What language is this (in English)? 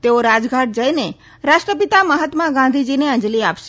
Gujarati